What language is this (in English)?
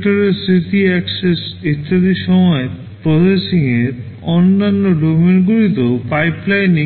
Bangla